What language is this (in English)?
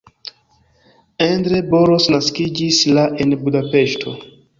Esperanto